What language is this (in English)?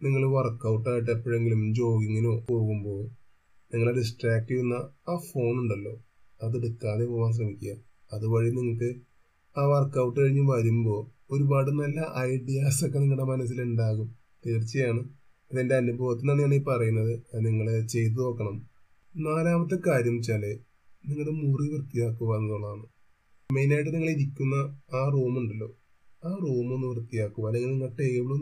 Malayalam